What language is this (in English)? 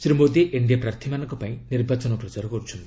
Odia